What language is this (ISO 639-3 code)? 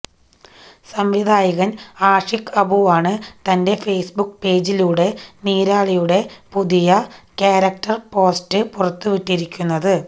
mal